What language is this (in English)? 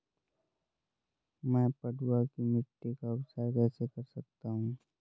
Hindi